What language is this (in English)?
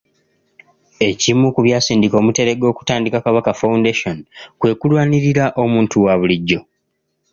Ganda